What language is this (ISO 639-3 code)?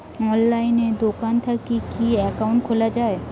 ben